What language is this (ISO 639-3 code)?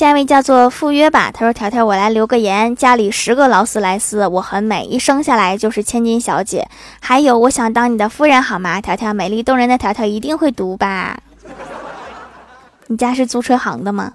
zho